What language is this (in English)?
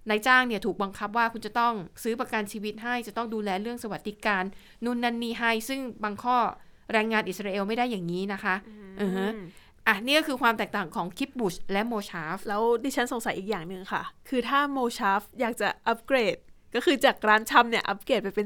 Thai